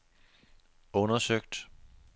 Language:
Danish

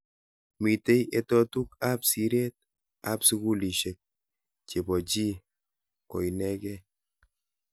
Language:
Kalenjin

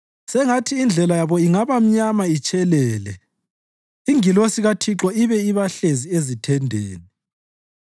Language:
North Ndebele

